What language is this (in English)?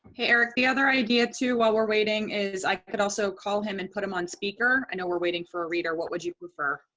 English